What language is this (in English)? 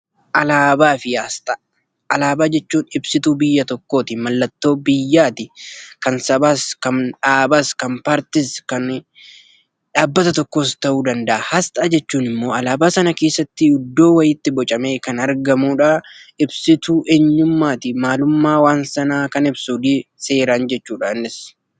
Oromo